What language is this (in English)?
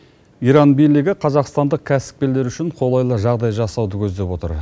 Kazakh